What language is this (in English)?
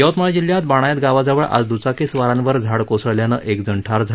Marathi